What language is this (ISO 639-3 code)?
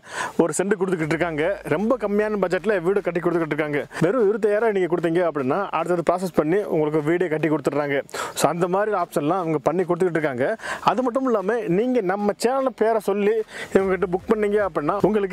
ita